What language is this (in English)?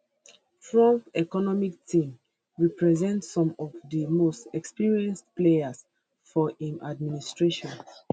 Nigerian Pidgin